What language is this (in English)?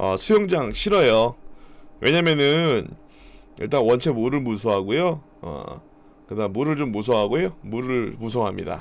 Korean